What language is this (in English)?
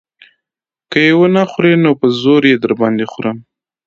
Pashto